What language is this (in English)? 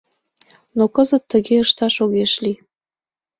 Mari